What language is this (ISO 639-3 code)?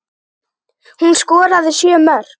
isl